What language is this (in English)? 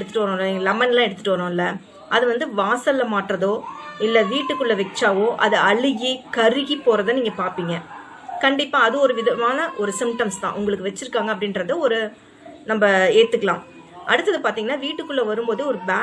Tamil